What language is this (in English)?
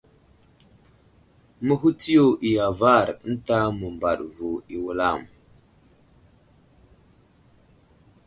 Wuzlam